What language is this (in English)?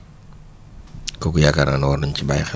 Wolof